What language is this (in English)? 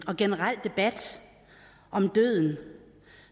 Danish